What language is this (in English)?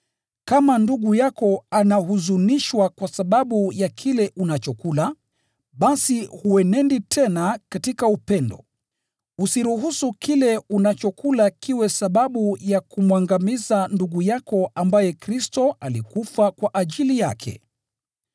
Swahili